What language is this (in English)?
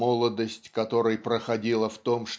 Russian